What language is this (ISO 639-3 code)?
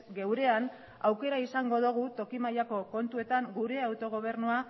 eus